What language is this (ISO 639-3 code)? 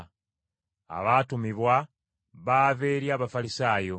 lug